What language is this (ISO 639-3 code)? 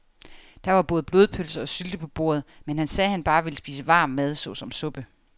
dan